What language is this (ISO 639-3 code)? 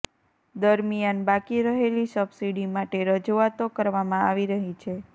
guj